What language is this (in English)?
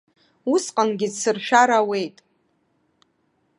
Abkhazian